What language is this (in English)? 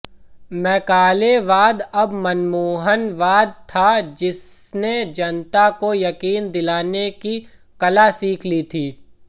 Hindi